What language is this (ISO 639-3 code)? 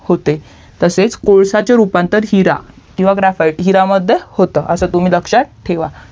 mar